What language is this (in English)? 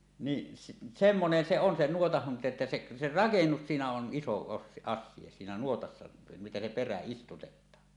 Finnish